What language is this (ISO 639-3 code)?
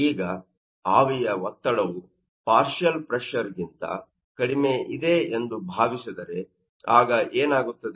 kan